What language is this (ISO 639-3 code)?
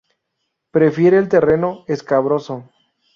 spa